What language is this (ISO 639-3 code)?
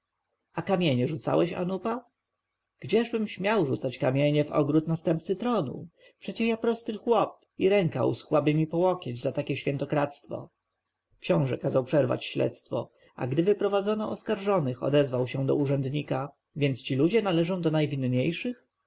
pol